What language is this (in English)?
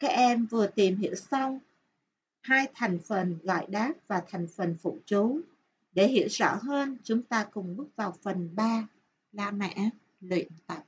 Vietnamese